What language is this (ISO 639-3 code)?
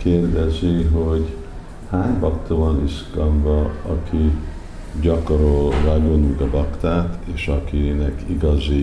hun